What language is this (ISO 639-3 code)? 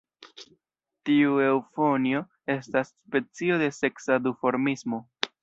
epo